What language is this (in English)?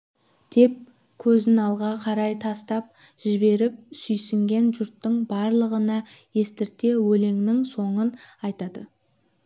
Kazakh